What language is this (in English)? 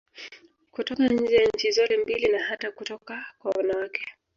Swahili